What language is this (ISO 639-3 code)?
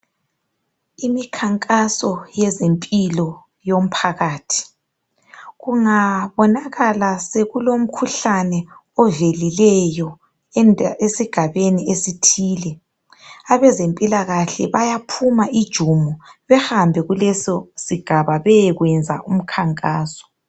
nde